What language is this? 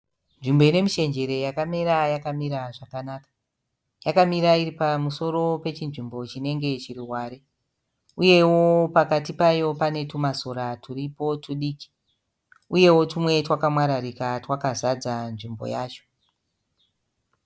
Shona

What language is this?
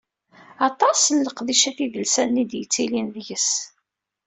Kabyle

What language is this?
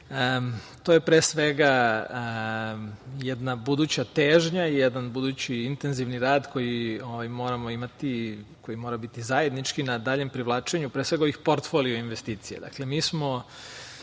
Serbian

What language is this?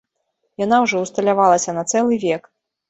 Belarusian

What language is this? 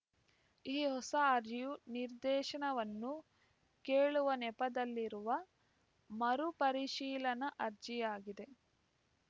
Kannada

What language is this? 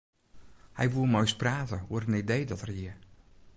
Western Frisian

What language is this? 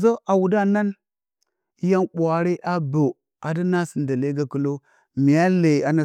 Bacama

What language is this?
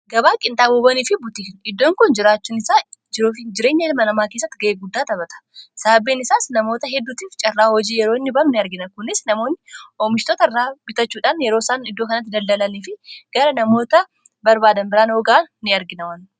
Oromo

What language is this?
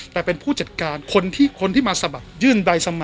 Thai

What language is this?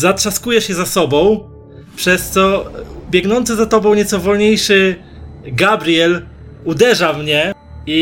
Polish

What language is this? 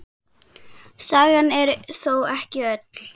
Icelandic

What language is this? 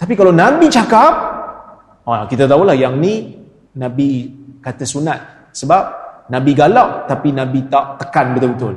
Malay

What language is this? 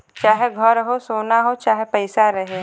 Bhojpuri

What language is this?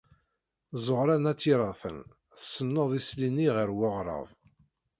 Kabyle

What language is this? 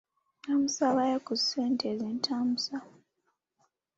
Ganda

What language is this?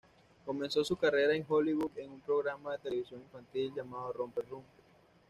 Spanish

